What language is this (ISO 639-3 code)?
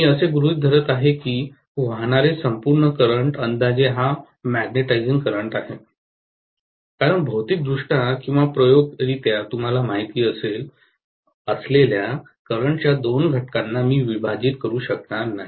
mar